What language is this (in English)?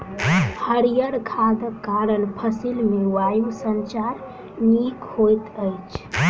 Maithili